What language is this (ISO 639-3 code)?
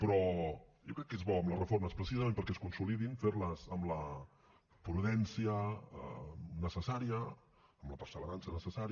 cat